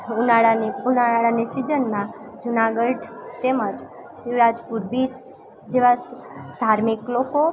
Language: Gujarati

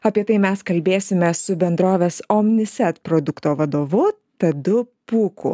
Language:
Lithuanian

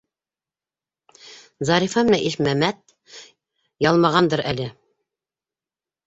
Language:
Bashkir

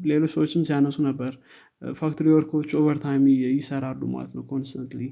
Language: Amharic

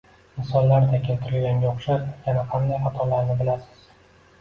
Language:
Uzbek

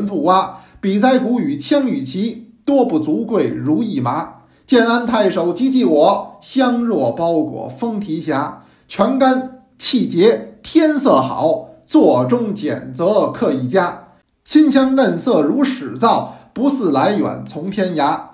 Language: Chinese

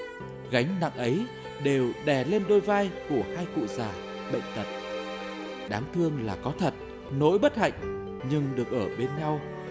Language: Vietnamese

